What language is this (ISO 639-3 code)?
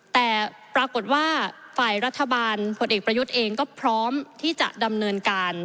tha